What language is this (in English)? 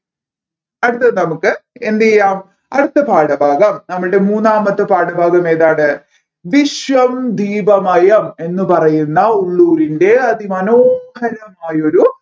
Malayalam